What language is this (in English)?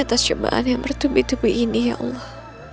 Indonesian